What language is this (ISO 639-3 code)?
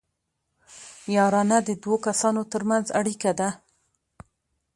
pus